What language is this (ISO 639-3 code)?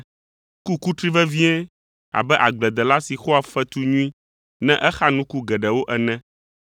ewe